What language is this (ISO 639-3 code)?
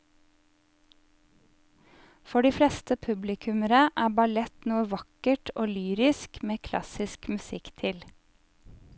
nor